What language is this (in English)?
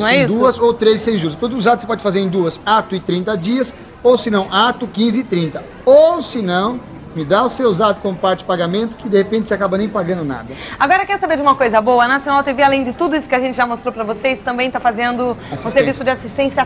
Portuguese